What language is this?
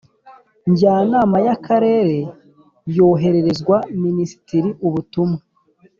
Kinyarwanda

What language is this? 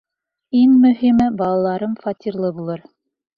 Bashkir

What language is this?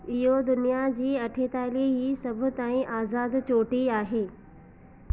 Sindhi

